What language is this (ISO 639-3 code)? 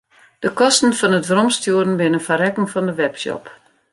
fry